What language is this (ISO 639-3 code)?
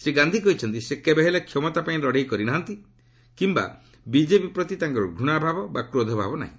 ori